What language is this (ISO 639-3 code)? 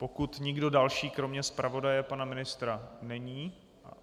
ces